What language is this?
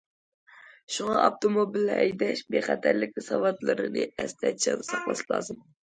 Uyghur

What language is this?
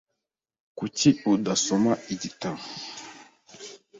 Kinyarwanda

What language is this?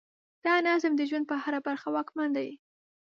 Pashto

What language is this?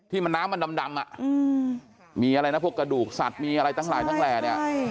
Thai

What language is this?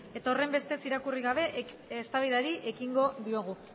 Basque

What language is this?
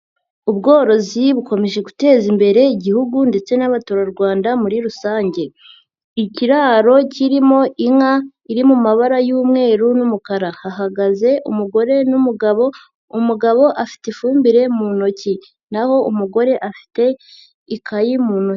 Kinyarwanda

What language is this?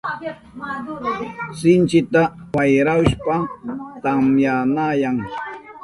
Southern Pastaza Quechua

